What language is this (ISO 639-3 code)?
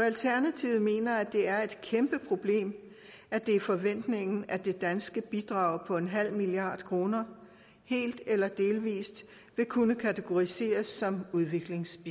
dan